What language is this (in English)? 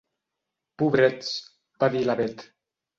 Catalan